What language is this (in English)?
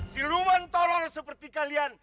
Indonesian